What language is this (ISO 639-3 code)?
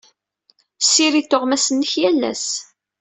kab